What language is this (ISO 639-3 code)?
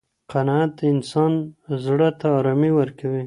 pus